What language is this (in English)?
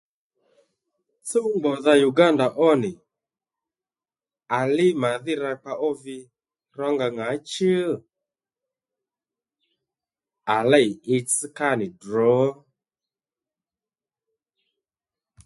Lendu